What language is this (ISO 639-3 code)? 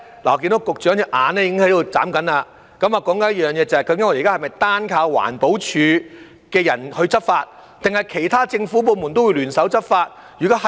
yue